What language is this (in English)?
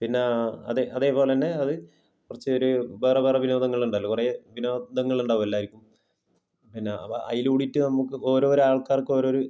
Malayalam